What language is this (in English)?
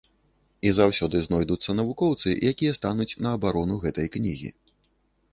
Belarusian